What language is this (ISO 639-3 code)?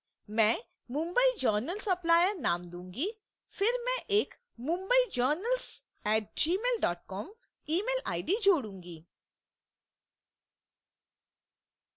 hin